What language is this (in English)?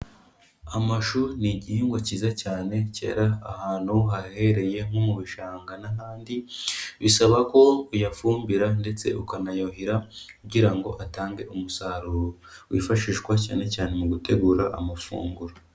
Kinyarwanda